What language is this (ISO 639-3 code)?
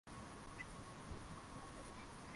swa